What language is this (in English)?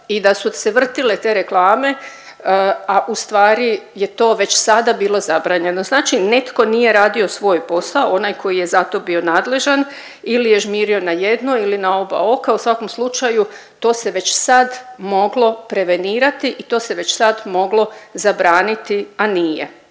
Croatian